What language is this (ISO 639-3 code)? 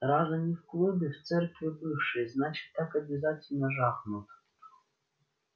rus